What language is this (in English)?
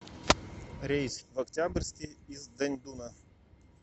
Russian